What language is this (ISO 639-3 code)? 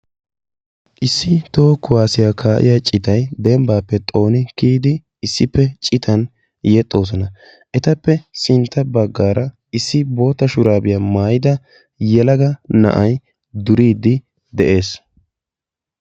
wal